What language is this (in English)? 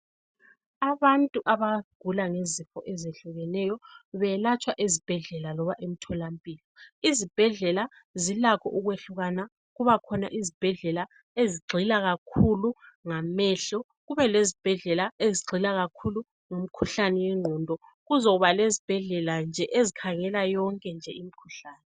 North Ndebele